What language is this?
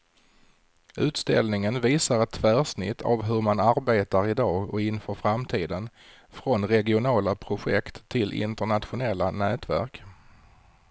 Swedish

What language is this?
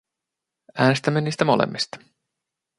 Finnish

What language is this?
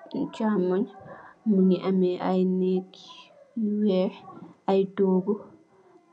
Wolof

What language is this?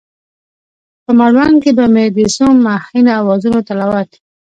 Pashto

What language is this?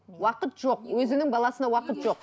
Kazakh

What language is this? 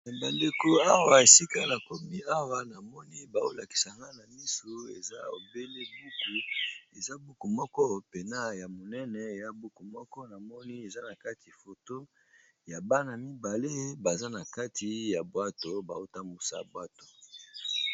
Lingala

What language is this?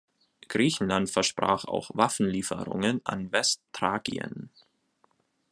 German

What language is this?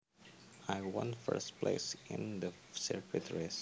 Javanese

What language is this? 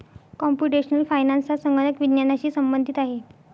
Marathi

